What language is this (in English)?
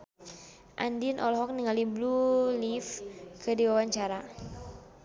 Sundanese